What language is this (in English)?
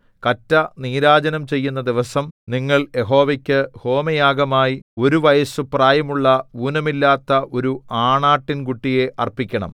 Malayalam